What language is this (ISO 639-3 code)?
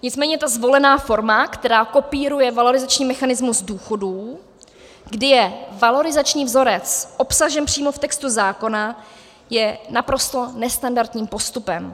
ces